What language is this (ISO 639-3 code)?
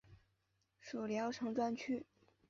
zho